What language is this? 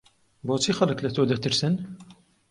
Central Kurdish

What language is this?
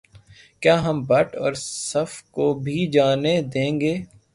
Urdu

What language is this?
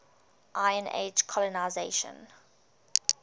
English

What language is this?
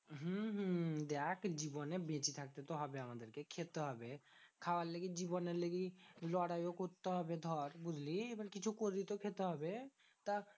Bangla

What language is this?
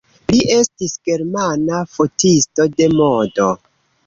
Esperanto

